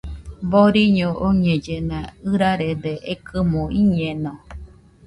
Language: Nüpode Huitoto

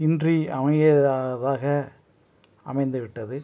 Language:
Tamil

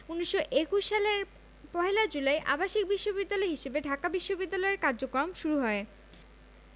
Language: Bangla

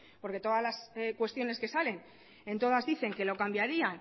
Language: Spanish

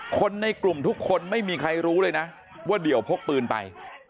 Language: Thai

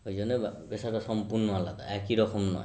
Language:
Bangla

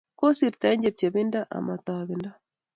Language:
Kalenjin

